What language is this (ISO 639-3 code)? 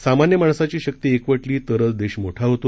mar